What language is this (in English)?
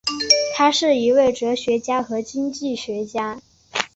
Chinese